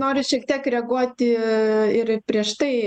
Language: Lithuanian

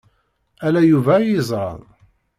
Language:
Kabyle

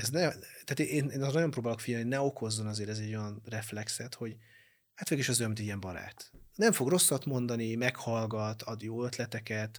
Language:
Hungarian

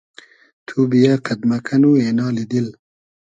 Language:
Hazaragi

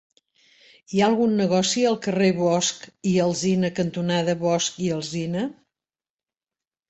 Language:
Catalan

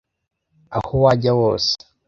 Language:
Kinyarwanda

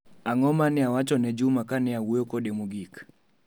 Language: Luo (Kenya and Tanzania)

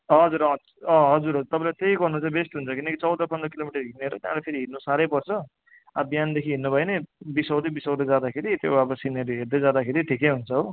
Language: Nepali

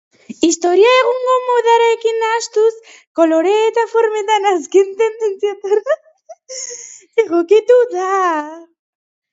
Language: Basque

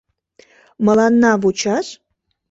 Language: Mari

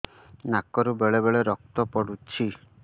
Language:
Odia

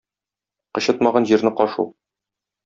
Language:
Tatar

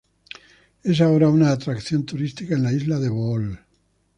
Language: Spanish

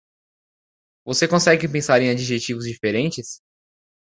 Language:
Portuguese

